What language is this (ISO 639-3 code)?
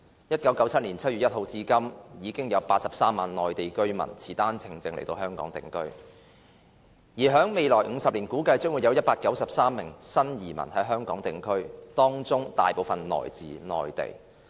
yue